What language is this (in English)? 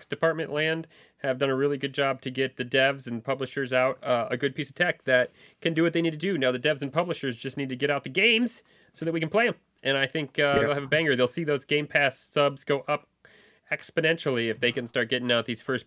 English